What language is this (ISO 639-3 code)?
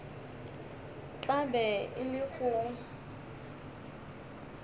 nso